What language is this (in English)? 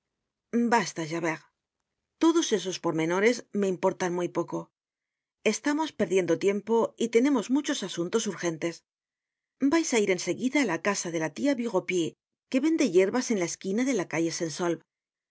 Spanish